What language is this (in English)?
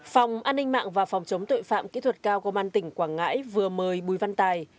Vietnamese